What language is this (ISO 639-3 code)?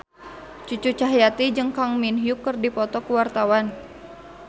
sun